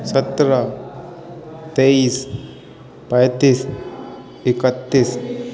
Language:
Urdu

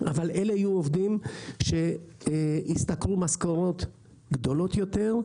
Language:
Hebrew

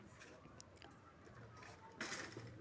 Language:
Maithili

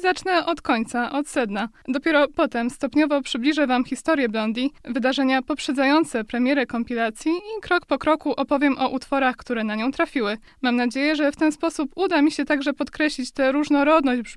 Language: Polish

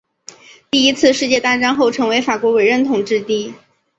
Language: Chinese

